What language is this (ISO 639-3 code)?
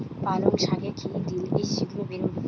ben